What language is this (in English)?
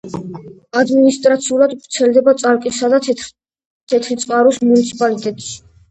Georgian